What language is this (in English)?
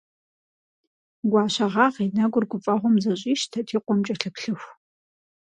Kabardian